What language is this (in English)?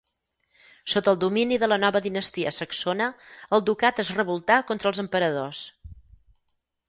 Catalan